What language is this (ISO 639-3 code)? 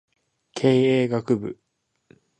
jpn